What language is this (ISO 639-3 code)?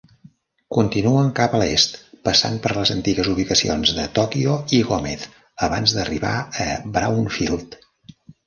cat